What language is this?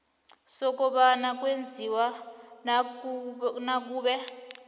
South Ndebele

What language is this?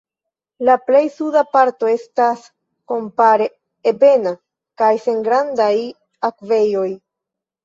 Esperanto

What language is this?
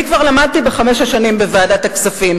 Hebrew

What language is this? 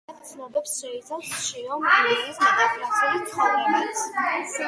Georgian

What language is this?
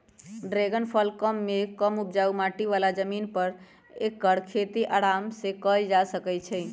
Magahi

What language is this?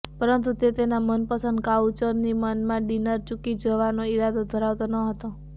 Gujarati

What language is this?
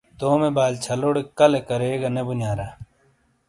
Shina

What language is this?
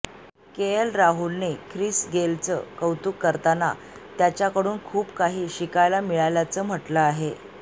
Marathi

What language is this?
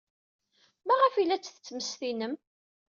Kabyle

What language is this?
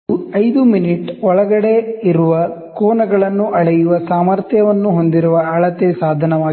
Kannada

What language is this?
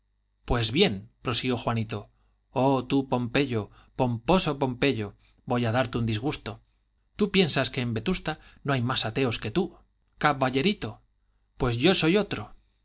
Spanish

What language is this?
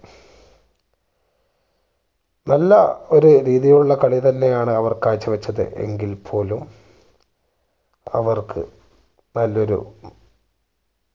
Malayalam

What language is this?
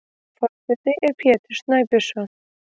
Icelandic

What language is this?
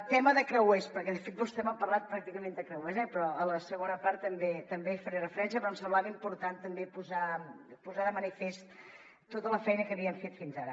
Catalan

